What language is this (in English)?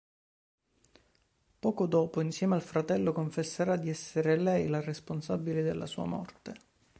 Italian